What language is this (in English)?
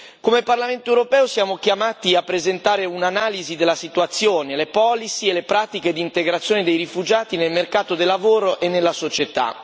Italian